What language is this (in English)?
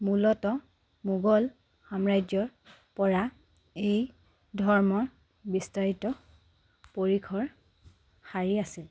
Assamese